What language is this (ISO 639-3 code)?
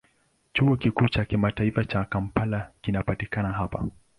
swa